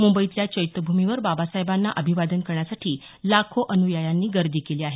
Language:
Marathi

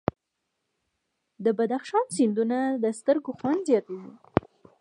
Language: Pashto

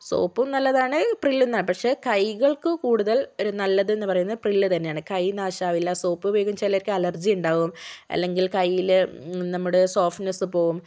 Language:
Malayalam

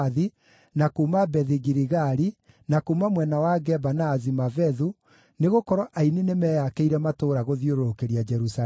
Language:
Kikuyu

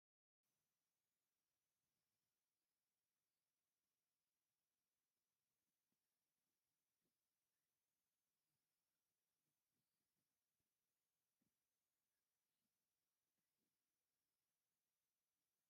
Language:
Tigrinya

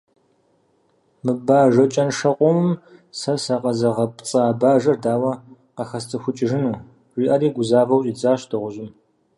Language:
Kabardian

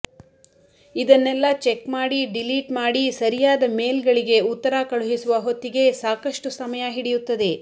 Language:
Kannada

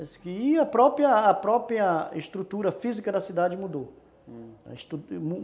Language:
Portuguese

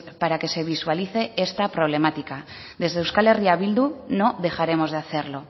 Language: Spanish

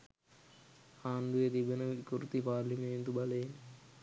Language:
Sinhala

